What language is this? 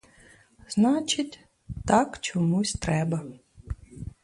Ukrainian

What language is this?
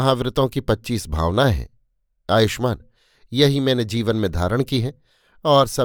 Hindi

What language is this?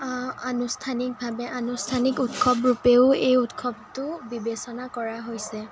Assamese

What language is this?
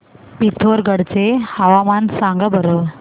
Marathi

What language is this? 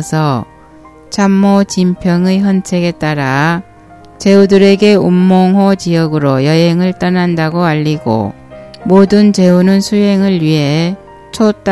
Korean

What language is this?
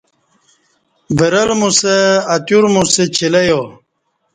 Kati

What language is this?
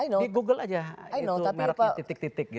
Indonesian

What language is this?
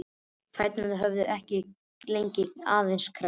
Icelandic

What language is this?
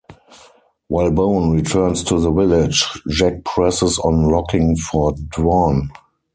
English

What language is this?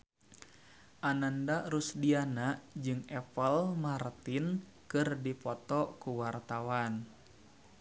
Sundanese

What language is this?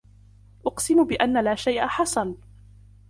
Arabic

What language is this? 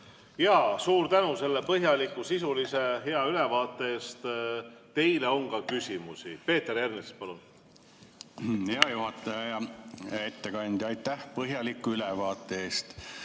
Estonian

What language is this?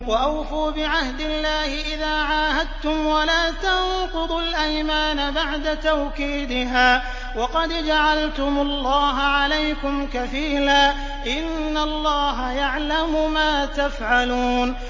Arabic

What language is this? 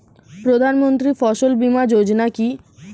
Bangla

